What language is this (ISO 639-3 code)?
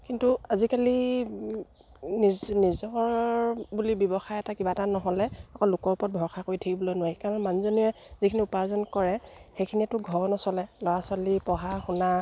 asm